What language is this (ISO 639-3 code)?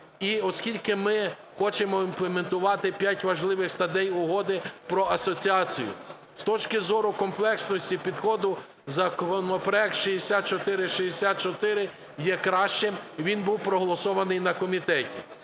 ukr